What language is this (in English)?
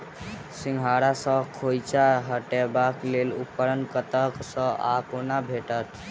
Maithili